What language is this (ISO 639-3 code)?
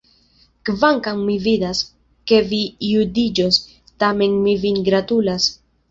epo